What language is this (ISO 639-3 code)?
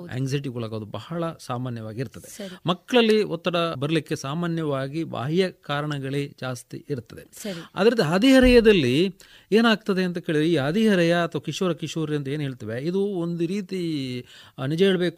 kan